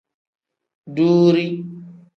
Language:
Tem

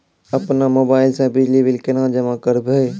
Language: Maithili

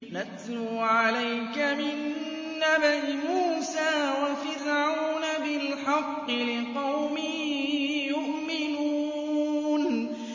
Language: Arabic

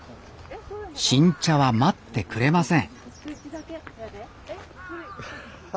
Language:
Japanese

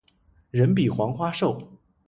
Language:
Chinese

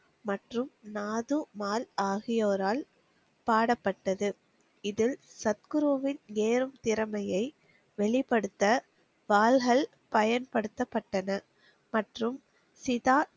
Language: Tamil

